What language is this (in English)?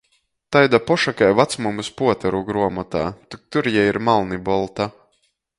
Latgalian